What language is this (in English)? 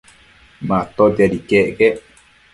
Matsés